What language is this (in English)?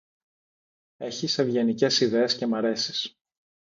Greek